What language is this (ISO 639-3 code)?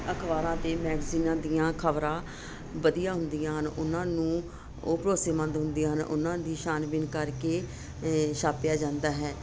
pan